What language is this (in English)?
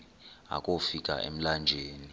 Xhosa